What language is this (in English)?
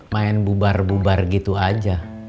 Indonesian